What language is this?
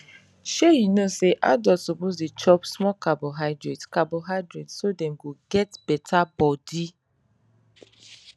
Nigerian Pidgin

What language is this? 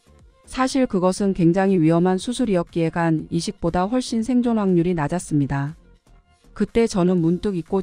Korean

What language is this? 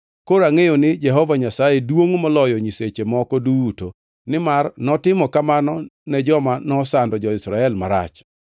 Luo (Kenya and Tanzania)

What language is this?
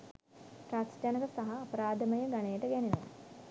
Sinhala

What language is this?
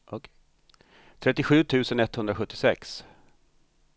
Swedish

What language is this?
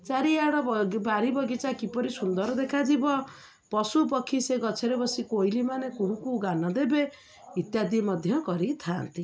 Odia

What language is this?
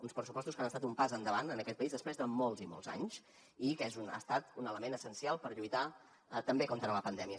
Catalan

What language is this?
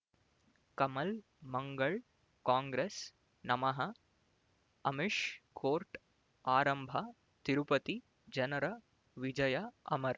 Kannada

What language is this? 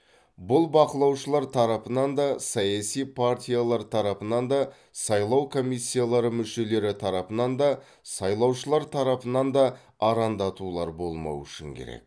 Kazakh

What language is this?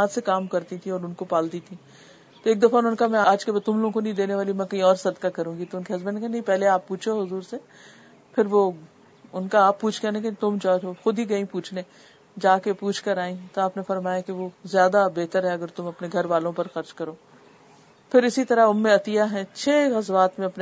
Urdu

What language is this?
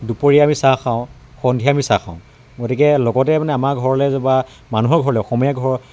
Assamese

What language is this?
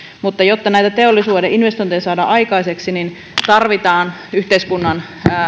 Finnish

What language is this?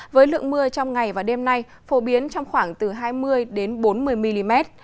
Vietnamese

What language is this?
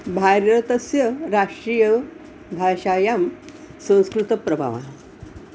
Sanskrit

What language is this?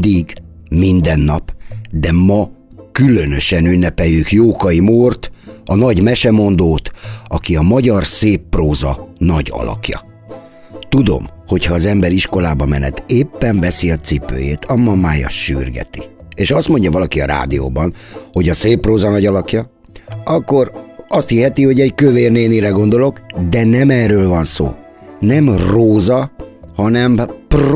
Hungarian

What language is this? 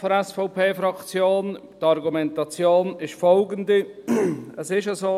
Swiss German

